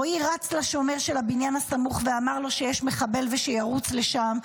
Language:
Hebrew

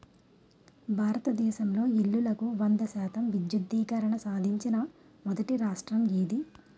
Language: Telugu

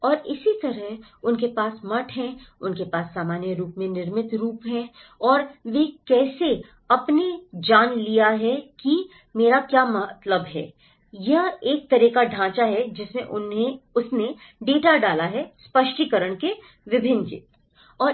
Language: Hindi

